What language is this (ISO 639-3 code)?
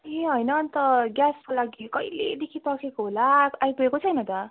nep